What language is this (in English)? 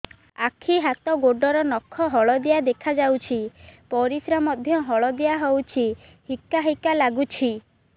Odia